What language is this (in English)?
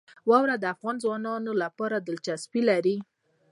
Pashto